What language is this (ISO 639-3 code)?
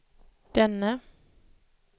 swe